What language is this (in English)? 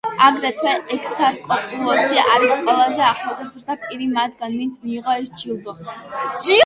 Georgian